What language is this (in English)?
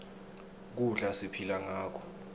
Swati